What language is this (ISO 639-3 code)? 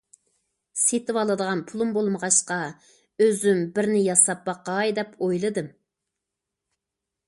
uig